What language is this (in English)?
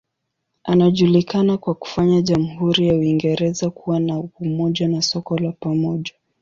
Swahili